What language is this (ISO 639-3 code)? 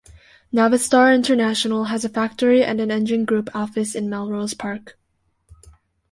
eng